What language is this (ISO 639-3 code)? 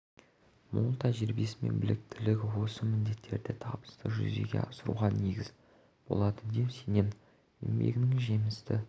kaz